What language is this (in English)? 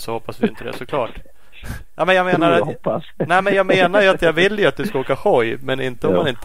Swedish